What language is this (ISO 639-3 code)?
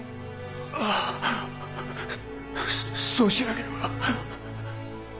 jpn